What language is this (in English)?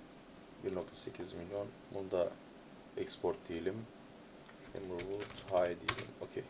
Turkish